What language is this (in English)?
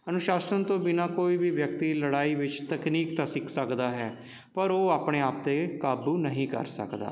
Punjabi